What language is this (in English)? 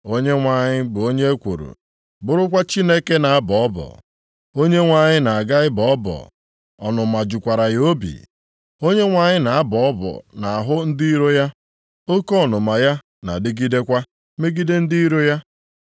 Igbo